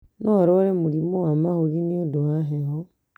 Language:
Kikuyu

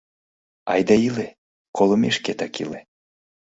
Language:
Mari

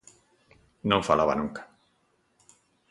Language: Galician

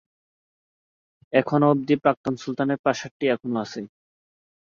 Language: Bangla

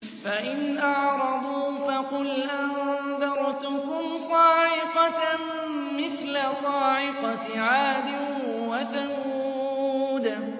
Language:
Arabic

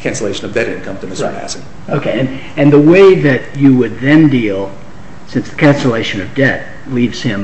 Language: English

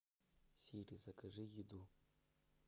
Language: Russian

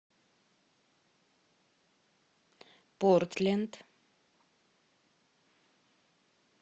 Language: Russian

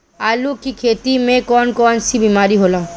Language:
Bhojpuri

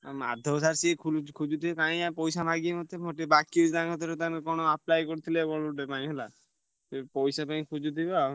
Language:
Odia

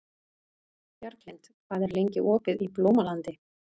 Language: Icelandic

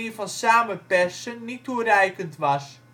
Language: Dutch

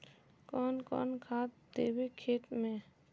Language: Magahi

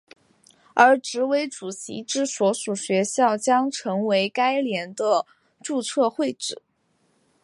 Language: Chinese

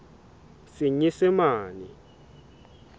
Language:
Southern Sotho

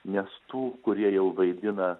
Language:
Lithuanian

